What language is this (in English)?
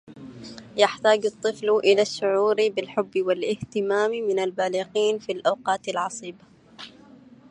Arabic